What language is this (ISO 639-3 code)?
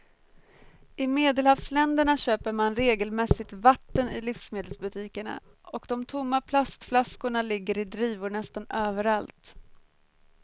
swe